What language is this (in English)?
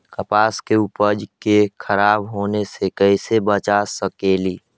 Magahi